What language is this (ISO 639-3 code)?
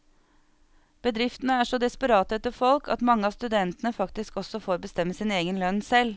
nor